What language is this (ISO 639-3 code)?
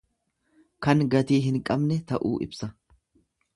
orm